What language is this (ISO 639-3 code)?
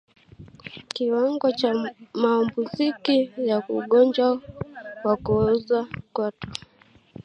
swa